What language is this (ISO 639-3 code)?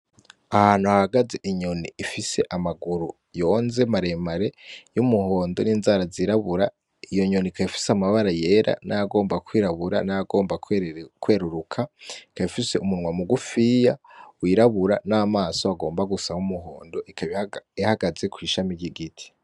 run